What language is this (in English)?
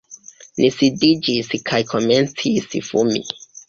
Esperanto